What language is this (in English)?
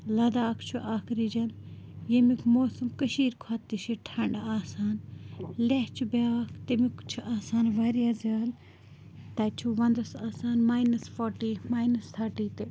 Kashmiri